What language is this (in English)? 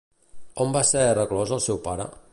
Catalan